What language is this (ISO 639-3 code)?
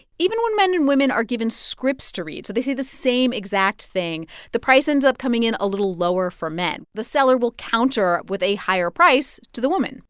eng